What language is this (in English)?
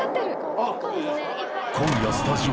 Japanese